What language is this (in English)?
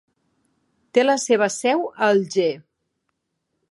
Catalan